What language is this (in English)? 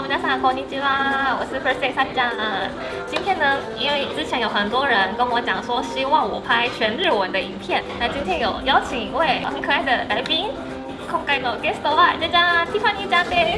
Japanese